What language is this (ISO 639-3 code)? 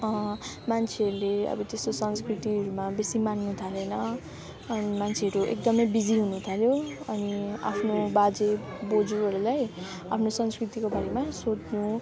nep